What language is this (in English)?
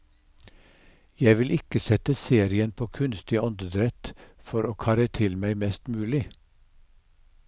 Norwegian